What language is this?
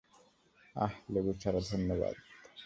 Bangla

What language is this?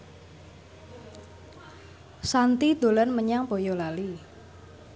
Javanese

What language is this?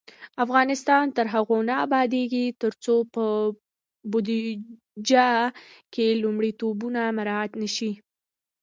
Pashto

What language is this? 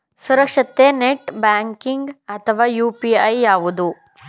Kannada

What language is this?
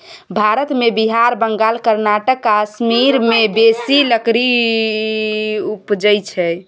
Maithili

